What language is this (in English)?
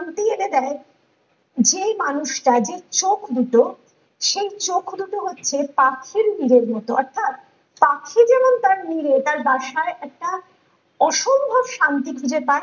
Bangla